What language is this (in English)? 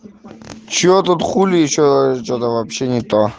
Russian